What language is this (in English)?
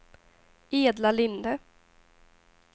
Swedish